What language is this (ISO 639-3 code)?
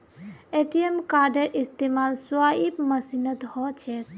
mag